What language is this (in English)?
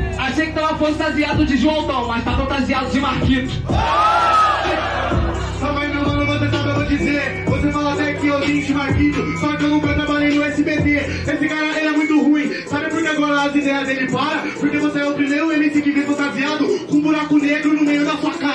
Portuguese